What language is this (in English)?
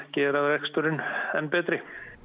Icelandic